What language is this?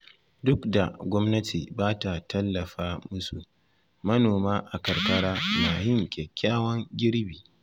Hausa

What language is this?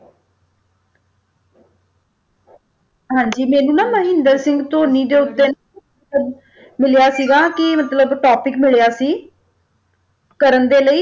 Punjabi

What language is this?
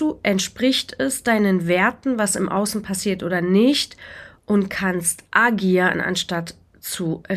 German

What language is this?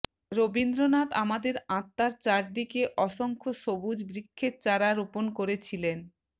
Bangla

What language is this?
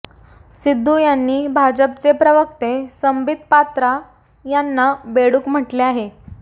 Marathi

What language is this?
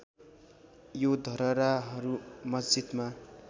Nepali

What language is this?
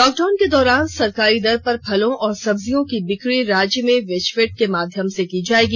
Hindi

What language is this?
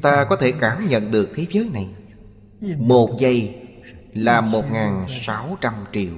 Vietnamese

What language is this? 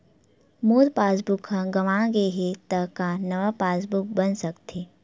Chhattisgarhi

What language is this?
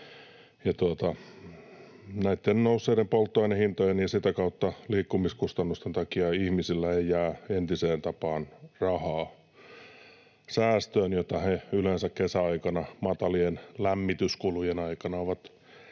Finnish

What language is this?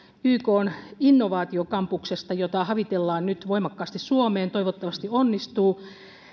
Finnish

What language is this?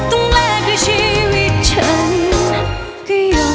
Thai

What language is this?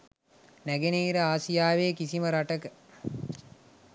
Sinhala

